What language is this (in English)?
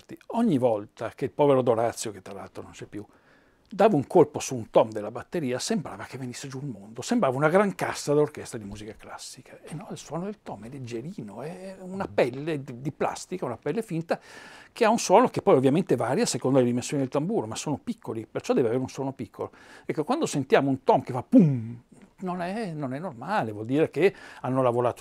Italian